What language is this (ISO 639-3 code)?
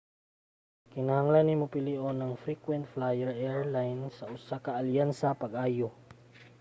ceb